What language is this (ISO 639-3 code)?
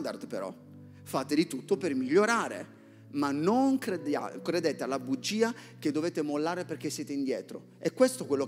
ita